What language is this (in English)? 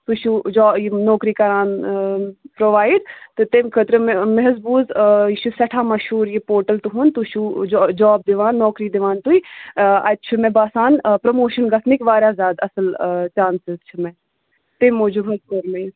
Kashmiri